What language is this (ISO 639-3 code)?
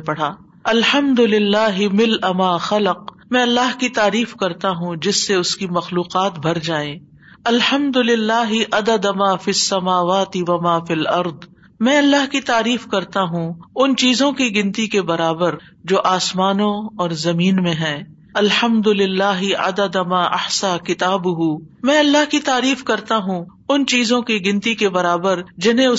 urd